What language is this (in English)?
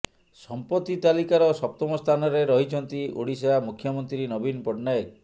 Odia